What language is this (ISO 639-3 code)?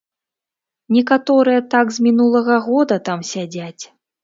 bel